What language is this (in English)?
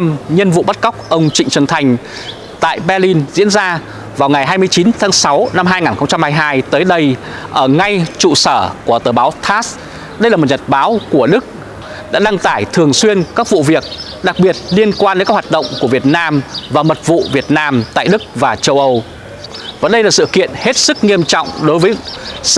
Vietnamese